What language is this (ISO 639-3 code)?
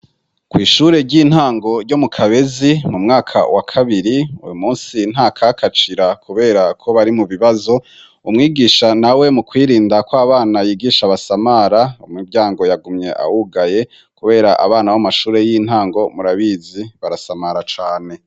run